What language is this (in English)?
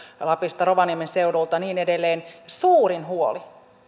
Finnish